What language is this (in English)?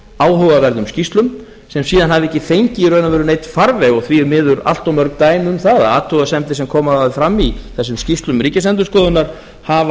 Icelandic